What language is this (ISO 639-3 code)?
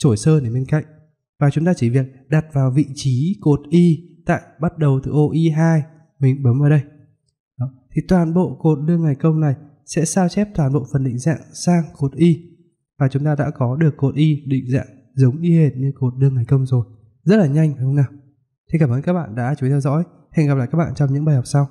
vie